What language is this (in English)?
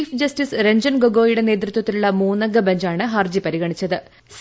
Malayalam